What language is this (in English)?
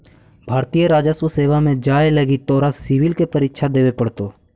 Magahi